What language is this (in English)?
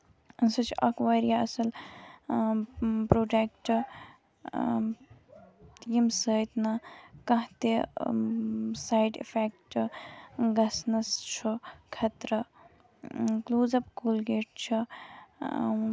Kashmiri